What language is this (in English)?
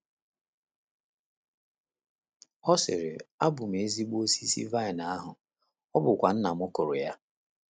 Igbo